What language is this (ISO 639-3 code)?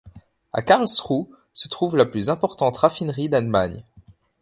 fra